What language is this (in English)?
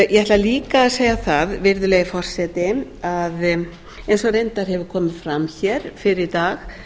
Icelandic